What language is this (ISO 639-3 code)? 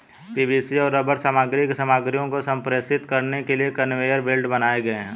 hin